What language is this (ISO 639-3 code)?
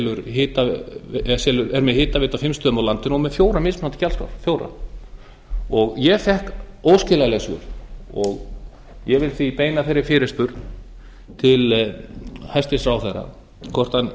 isl